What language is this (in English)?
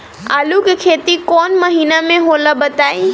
Bhojpuri